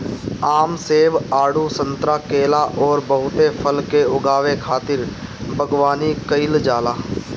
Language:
Bhojpuri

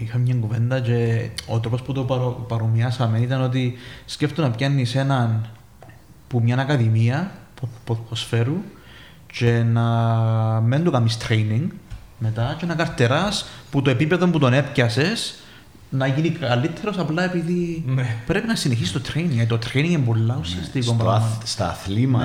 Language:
Greek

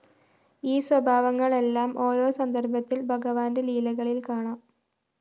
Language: Malayalam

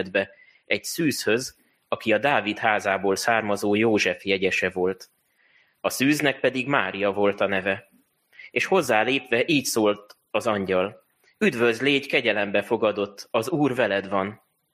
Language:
Hungarian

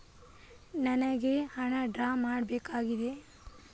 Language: Kannada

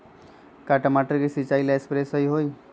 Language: Magahi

